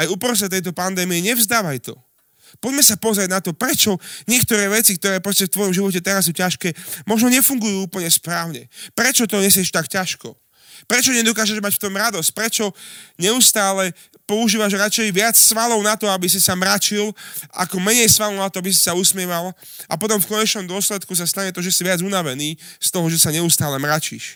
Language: Slovak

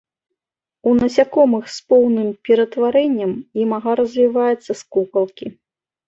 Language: Belarusian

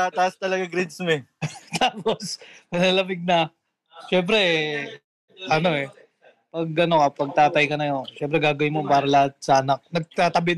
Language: Filipino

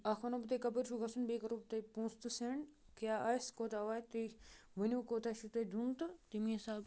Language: Kashmiri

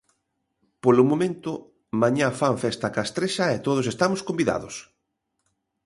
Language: Galician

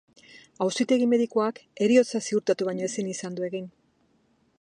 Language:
Basque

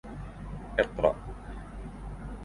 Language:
Arabic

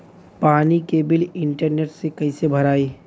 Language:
Bhojpuri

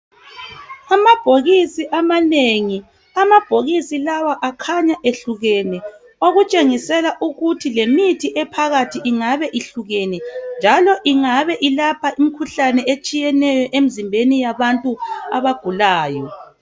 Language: North Ndebele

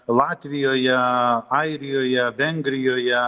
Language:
Lithuanian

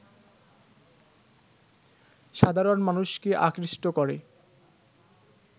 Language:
Bangla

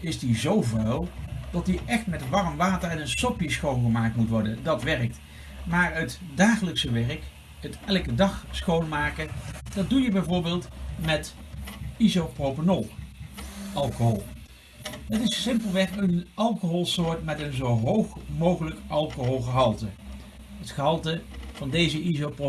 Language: Dutch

